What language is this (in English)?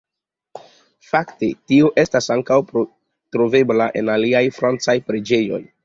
Esperanto